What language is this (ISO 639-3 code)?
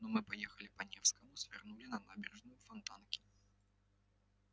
rus